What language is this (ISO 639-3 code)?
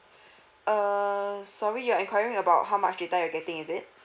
eng